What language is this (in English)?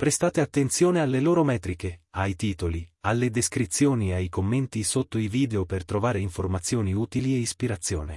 Italian